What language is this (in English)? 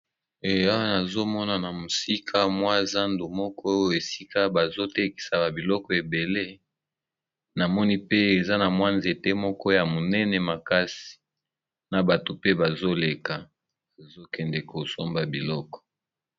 Lingala